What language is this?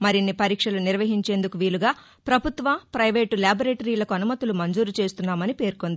Telugu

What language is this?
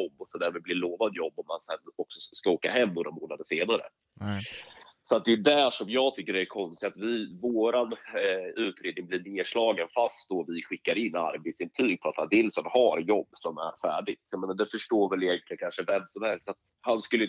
Swedish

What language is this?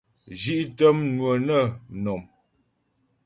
Ghomala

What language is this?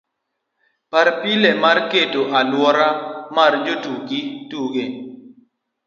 Luo (Kenya and Tanzania)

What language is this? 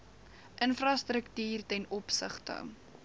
Afrikaans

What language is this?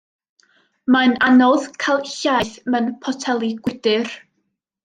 Welsh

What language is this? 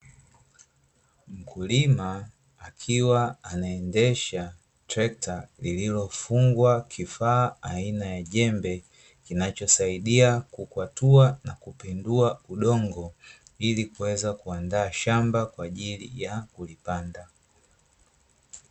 Swahili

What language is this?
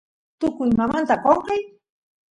Santiago del Estero Quichua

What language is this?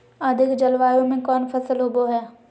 Magahi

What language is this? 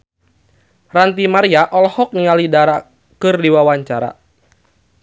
Sundanese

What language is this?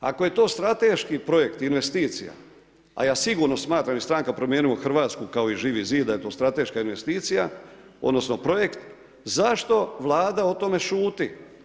Croatian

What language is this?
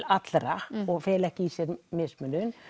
Icelandic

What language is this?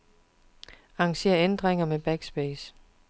Danish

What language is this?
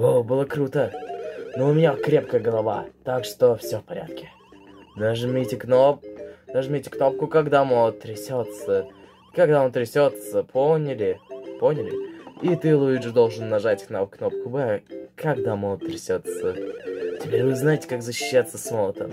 Russian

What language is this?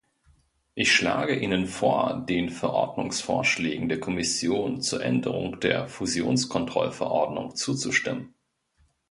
German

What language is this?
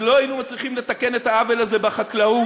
Hebrew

